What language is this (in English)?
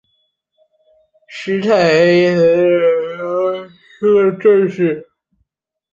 Chinese